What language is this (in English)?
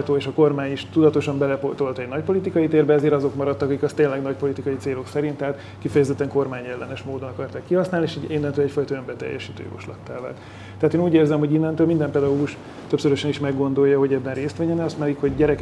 Hungarian